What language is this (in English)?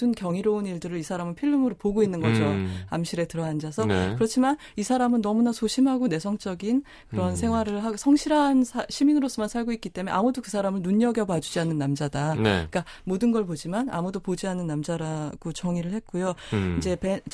Korean